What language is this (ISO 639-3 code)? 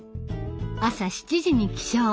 jpn